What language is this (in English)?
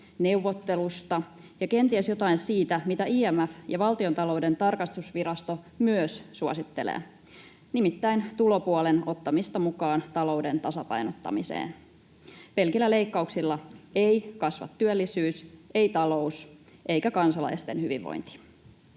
Finnish